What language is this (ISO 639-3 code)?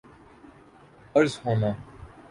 urd